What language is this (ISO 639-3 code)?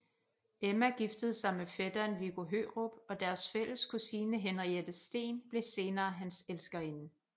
dan